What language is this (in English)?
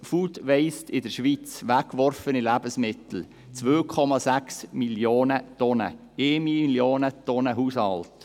Swiss German